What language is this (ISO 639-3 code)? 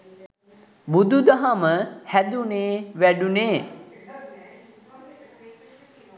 sin